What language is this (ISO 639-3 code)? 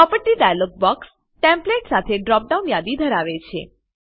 guj